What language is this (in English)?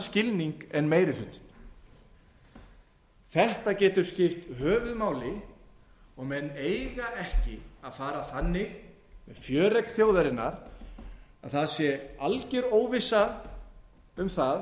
Icelandic